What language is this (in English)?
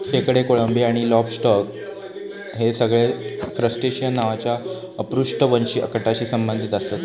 Marathi